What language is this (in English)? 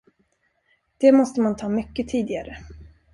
Swedish